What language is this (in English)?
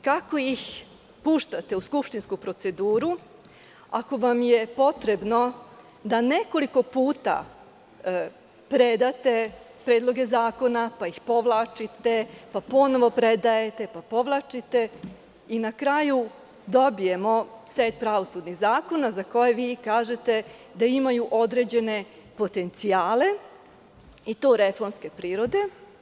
Serbian